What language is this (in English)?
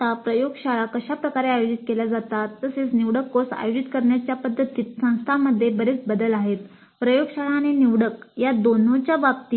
Marathi